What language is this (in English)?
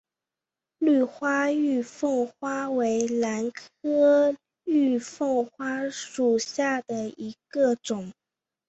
Chinese